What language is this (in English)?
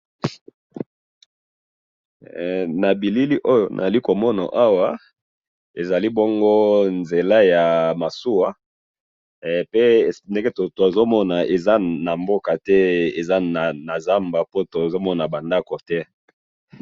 Lingala